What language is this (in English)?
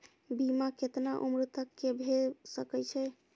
Maithili